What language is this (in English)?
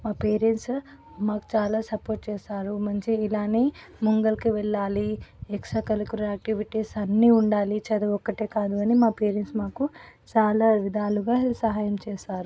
Telugu